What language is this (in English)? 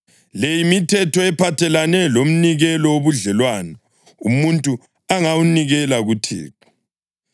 North Ndebele